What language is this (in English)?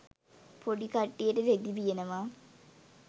Sinhala